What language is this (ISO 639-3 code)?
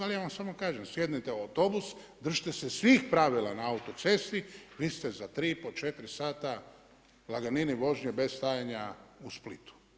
hrv